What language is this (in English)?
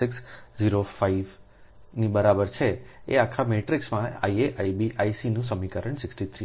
Gujarati